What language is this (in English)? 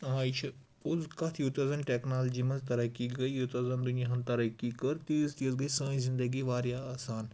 Kashmiri